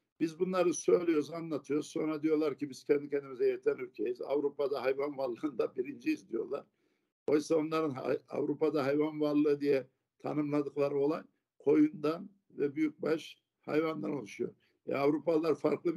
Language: Turkish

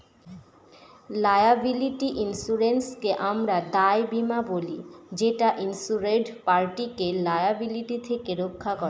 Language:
Bangla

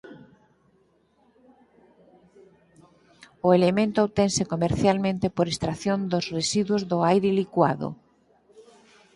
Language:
Galician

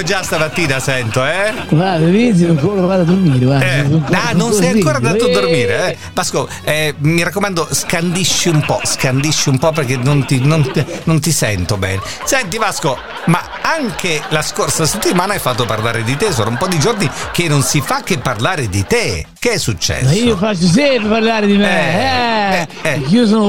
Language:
Italian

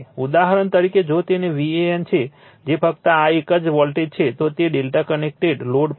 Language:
Gujarati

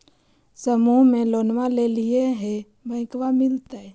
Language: Magahi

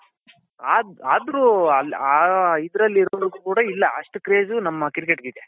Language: Kannada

